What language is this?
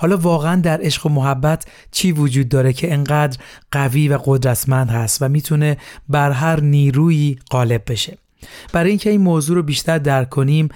Persian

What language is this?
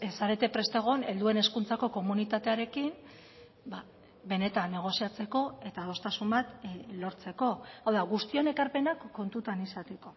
Basque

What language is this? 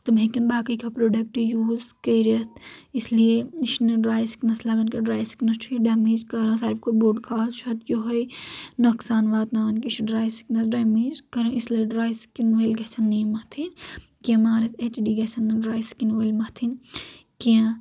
Kashmiri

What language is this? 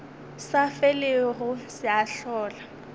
Northern Sotho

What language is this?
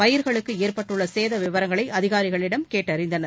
Tamil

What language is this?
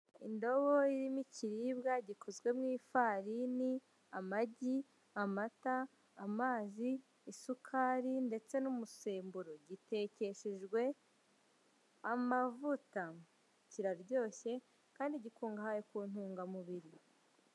Kinyarwanda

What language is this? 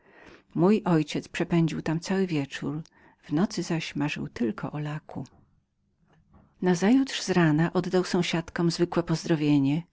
Polish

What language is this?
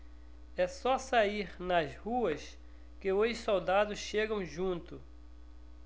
Portuguese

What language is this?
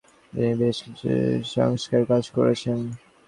Bangla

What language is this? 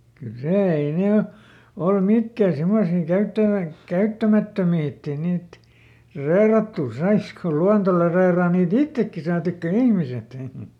Finnish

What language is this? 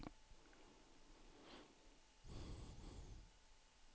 Swedish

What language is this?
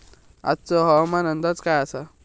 Marathi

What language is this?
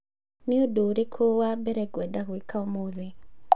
Kikuyu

